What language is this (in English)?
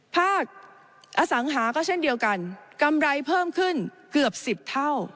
Thai